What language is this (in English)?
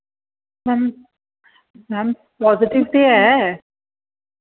Dogri